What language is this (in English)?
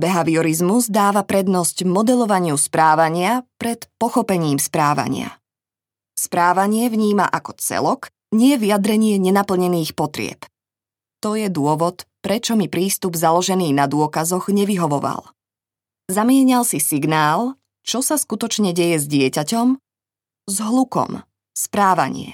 Slovak